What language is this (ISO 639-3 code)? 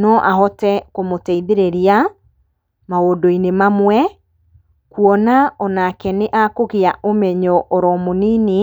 kik